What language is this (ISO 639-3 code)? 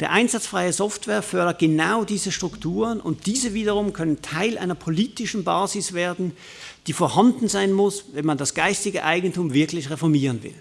deu